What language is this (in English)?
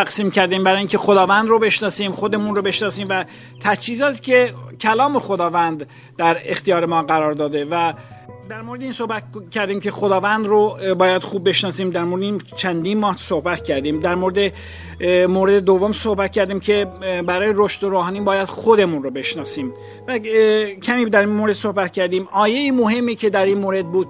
Persian